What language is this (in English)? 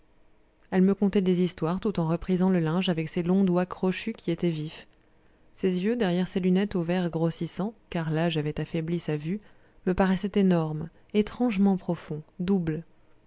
French